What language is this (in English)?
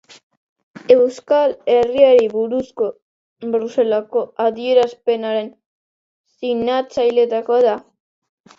Basque